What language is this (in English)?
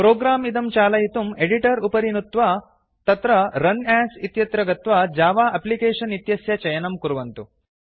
Sanskrit